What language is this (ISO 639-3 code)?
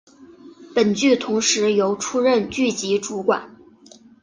zho